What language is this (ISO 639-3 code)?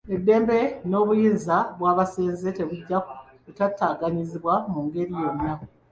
lug